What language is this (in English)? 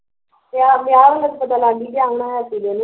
Punjabi